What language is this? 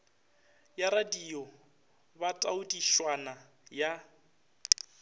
Northern Sotho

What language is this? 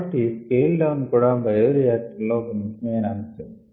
Telugu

